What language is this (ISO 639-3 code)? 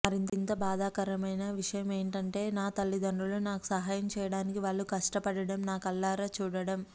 tel